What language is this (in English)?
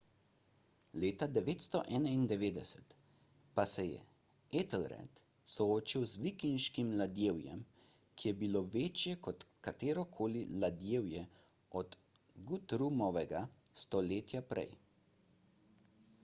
Slovenian